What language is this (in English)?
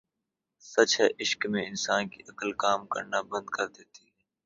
Urdu